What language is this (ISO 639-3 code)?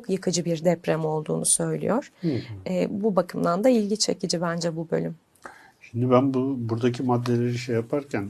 tur